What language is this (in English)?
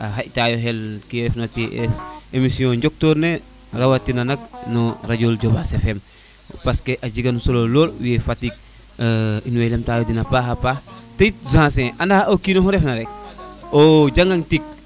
Serer